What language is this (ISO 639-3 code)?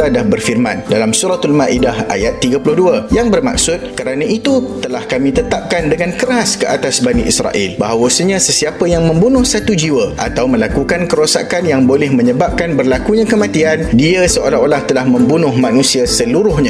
msa